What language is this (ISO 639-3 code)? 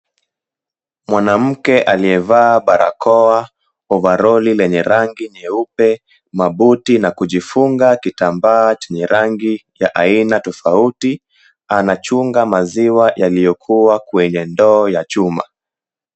swa